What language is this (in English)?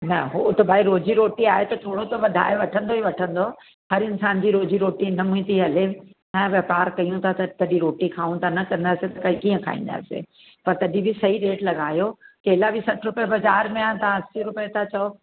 Sindhi